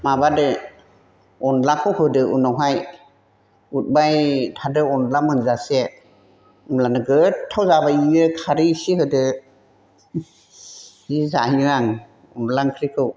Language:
Bodo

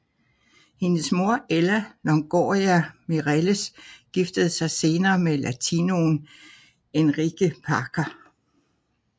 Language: Danish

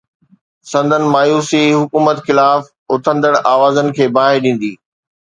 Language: Sindhi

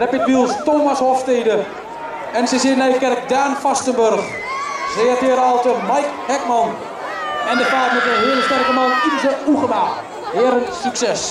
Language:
Dutch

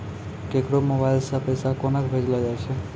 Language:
Maithili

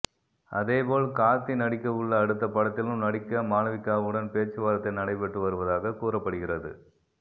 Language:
Tamil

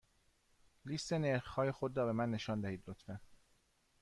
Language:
Persian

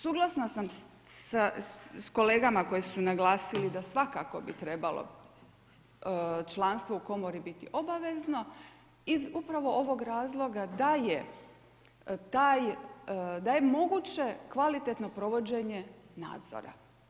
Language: Croatian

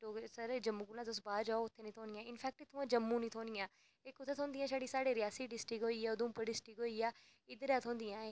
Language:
Dogri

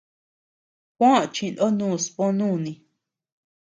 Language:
Tepeuxila Cuicatec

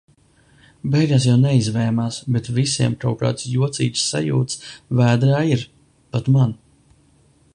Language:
Latvian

